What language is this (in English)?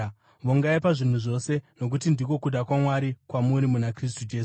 Shona